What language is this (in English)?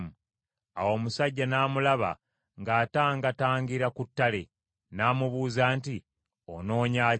Ganda